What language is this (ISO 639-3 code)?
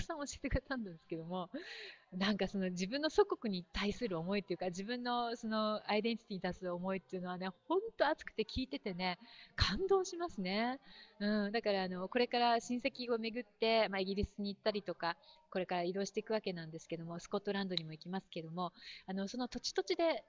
jpn